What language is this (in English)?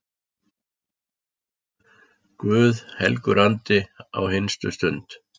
Icelandic